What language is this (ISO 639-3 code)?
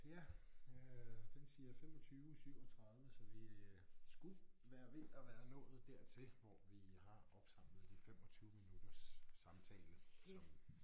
dan